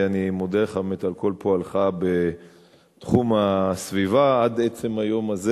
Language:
Hebrew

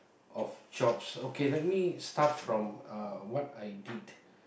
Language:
English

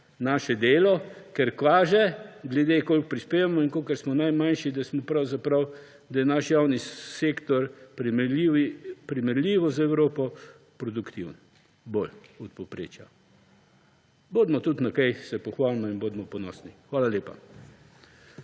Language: Slovenian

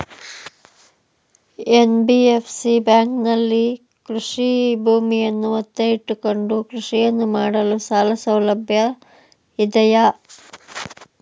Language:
Kannada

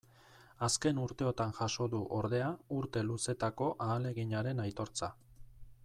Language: Basque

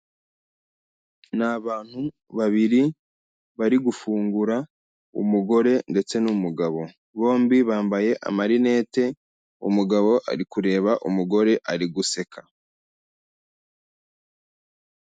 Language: Kinyarwanda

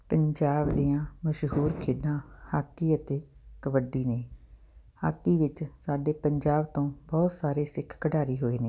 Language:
Punjabi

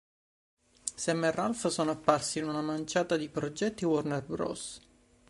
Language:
Italian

